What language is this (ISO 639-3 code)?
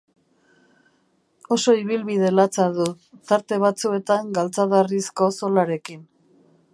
eus